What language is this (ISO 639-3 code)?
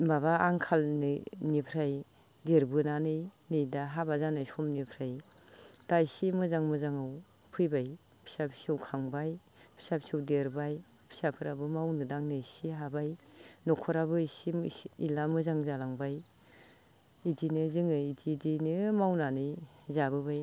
brx